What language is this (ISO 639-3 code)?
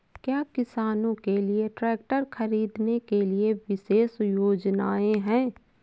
hin